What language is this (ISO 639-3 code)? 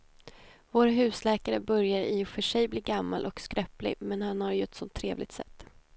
swe